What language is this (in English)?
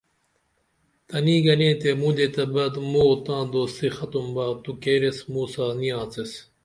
Dameli